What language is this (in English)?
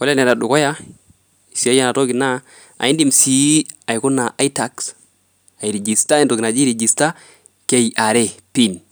Masai